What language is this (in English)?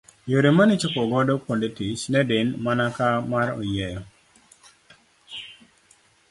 Luo (Kenya and Tanzania)